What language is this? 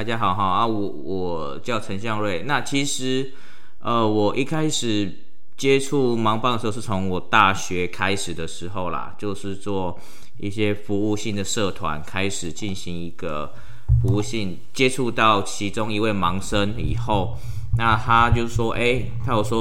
Chinese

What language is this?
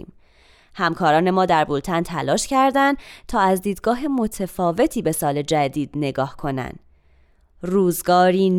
Persian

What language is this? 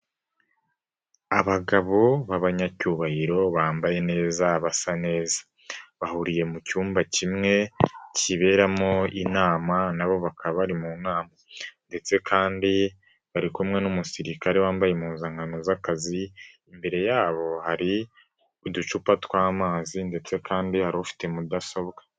Kinyarwanda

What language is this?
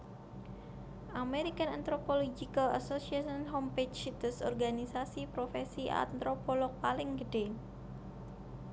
Javanese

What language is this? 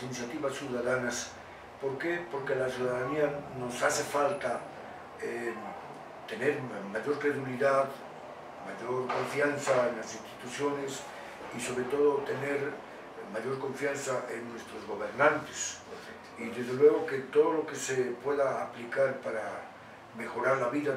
Spanish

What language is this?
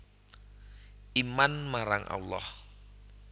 Javanese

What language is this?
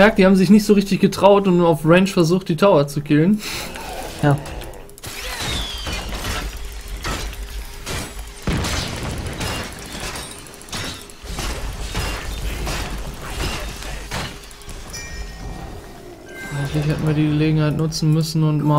German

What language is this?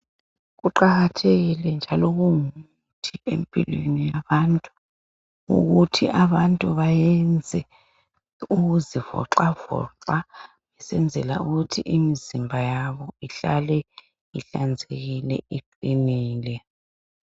North Ndebele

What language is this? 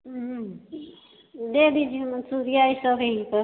Hindi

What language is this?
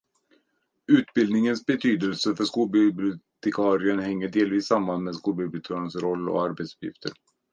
Swedish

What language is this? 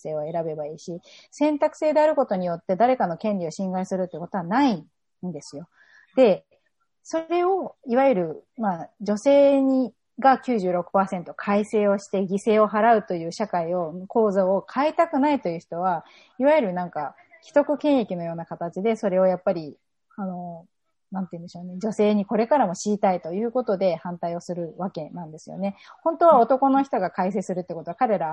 Japanese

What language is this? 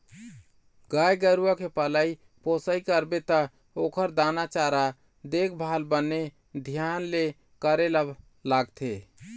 Chhattisgarhi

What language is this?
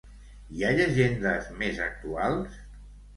Catalan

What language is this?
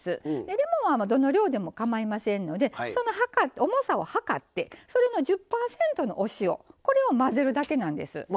Japanese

